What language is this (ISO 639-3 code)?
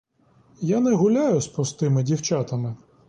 ukr